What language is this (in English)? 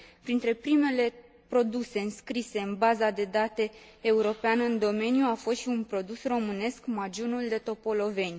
Romanian